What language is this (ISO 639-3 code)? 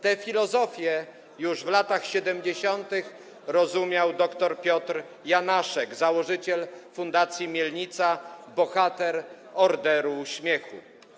pol